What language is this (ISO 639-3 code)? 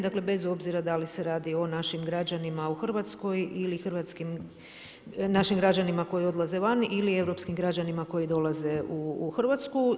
hrv